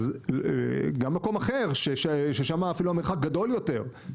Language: Hebrew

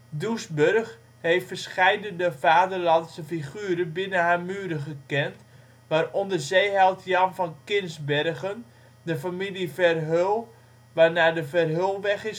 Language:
Dutch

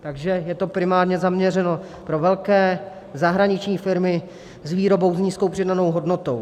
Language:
Czech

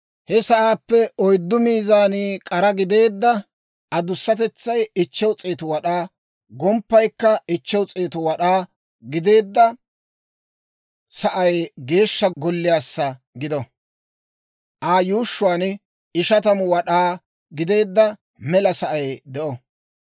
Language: Dawro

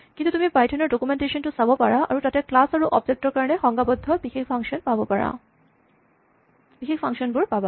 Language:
Assamese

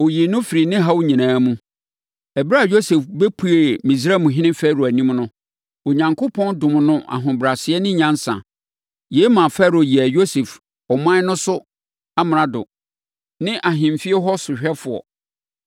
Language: Akan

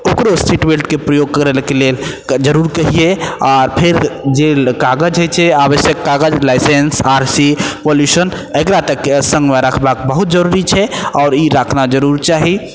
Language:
Maithili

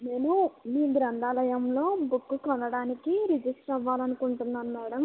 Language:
Telugu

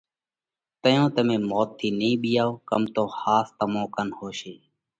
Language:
Parkari Koli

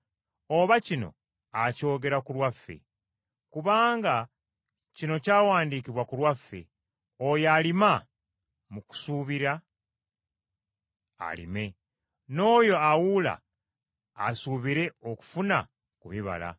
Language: Ganda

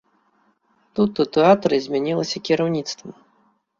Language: Belarusian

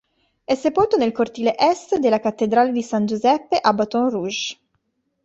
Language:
Italian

